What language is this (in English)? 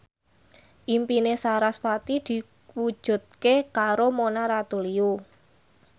Javanese